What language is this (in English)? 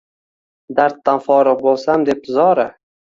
Uzbek